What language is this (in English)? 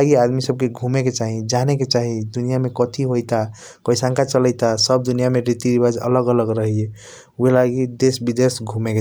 Kochila Tharu